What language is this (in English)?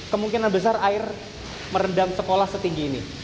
Indonesian